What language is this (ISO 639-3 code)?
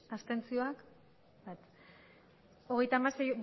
eus